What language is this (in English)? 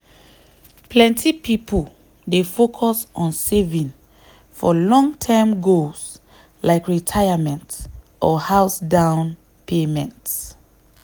Nigerian Pidgin